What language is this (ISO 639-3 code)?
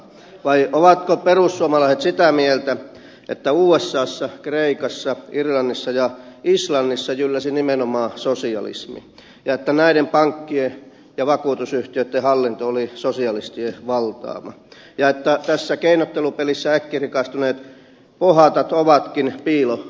fin